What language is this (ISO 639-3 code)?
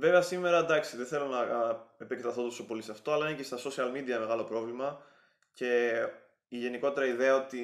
ell